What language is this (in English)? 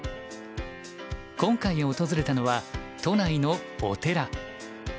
Japanese